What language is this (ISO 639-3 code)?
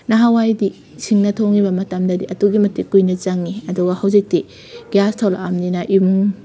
mni